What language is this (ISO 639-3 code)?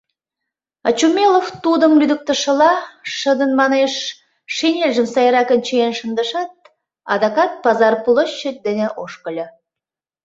chm